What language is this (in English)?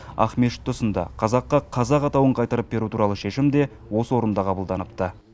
Kazakh